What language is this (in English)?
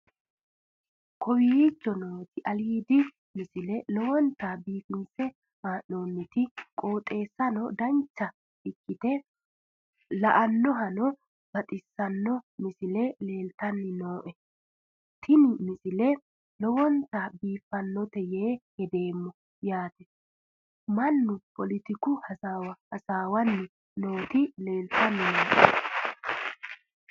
Sidamo